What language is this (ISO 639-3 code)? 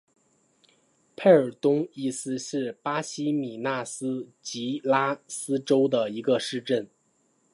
zho